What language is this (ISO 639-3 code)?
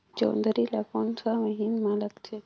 hne